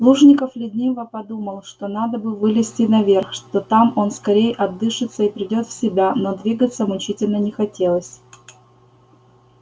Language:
Russian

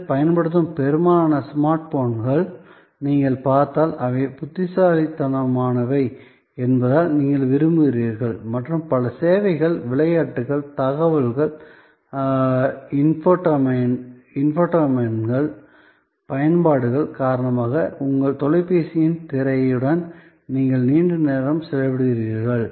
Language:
Tamil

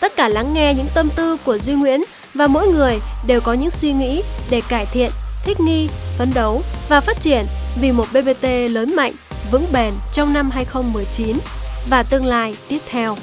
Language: Vietnamese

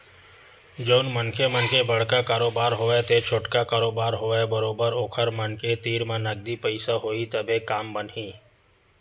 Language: Chhattisgarhi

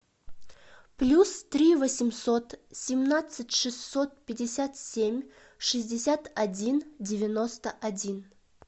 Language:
Russian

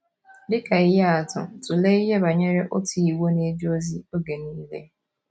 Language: Igbo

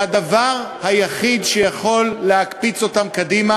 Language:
Hebrew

